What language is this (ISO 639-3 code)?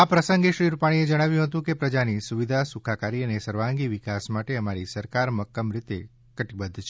guj